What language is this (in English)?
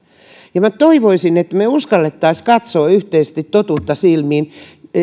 Finnish